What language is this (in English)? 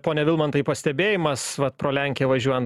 Lithuanian